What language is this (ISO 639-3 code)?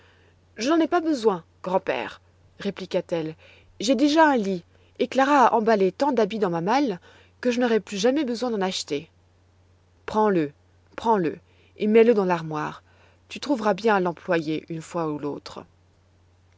fra